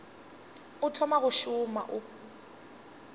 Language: Northern Sotho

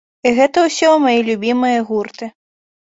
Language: Belarusian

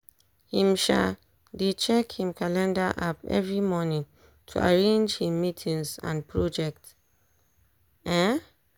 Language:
Nigerian Pidgin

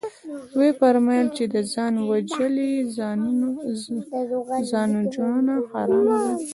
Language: Pashto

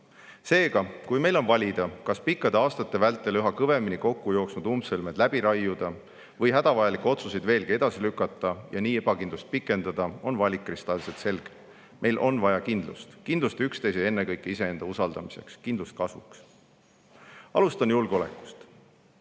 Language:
Estonian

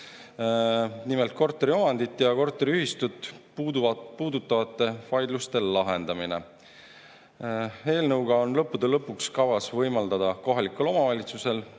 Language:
Estonian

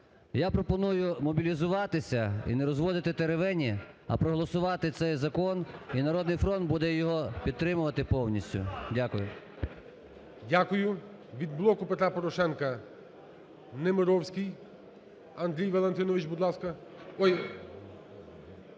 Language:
Ukrainian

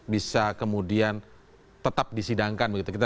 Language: Indonesian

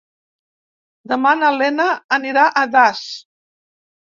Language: Catalan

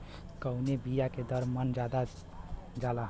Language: Bhojpuri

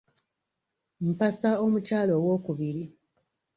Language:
Ganda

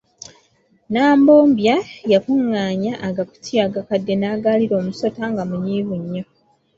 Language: Ganda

